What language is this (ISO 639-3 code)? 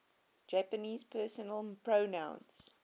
eng